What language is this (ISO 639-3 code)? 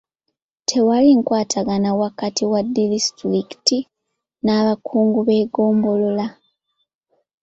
lug